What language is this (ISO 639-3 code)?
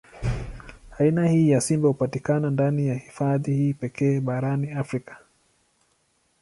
swa